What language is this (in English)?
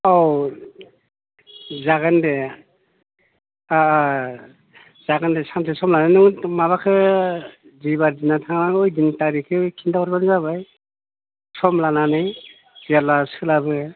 Bodo